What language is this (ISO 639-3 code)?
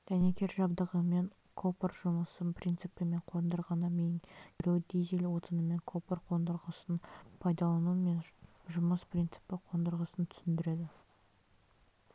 kaz